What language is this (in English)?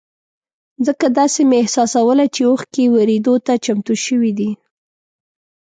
Pashto